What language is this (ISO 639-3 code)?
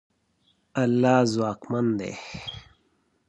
pus